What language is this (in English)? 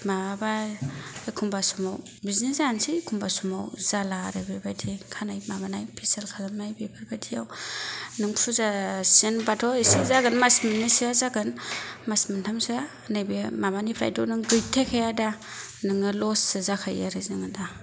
Bodo